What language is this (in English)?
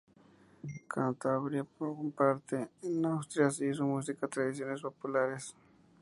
Spanish